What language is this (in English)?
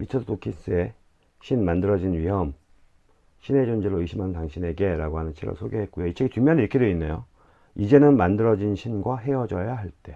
Korean